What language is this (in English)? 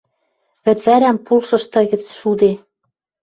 Western Mari